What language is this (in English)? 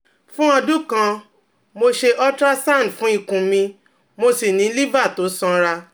Yoruba